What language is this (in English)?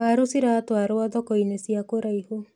Kikuyu